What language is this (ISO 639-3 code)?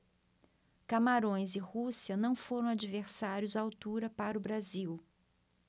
por